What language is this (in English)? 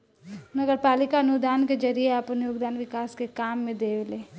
Bhojpuri